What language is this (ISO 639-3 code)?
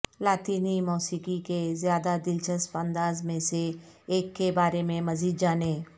urd